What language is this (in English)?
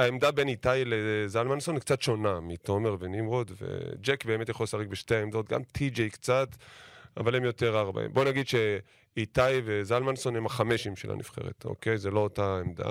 Hebrew